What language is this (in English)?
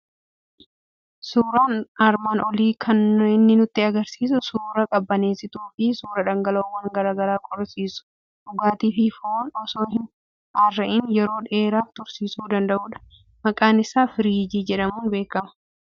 Oromo